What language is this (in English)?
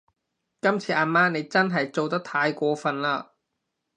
Cantonese